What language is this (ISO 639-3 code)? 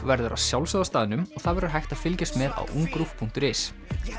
isl